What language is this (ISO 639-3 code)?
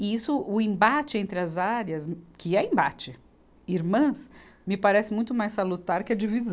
por